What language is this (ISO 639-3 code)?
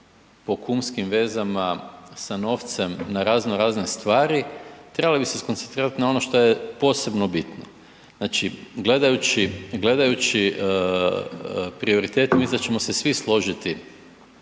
hrv